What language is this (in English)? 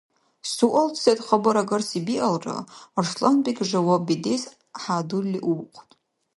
Dargwa